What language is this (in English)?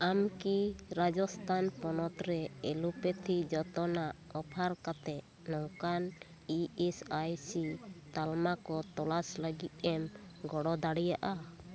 Santali